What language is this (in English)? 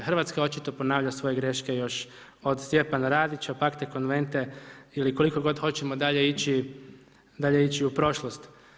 Croatian